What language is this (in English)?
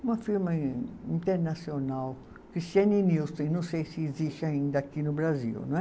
Portuguese